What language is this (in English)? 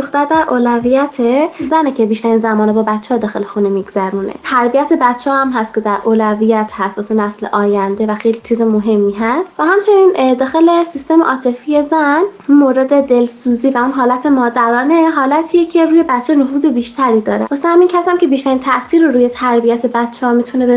Persian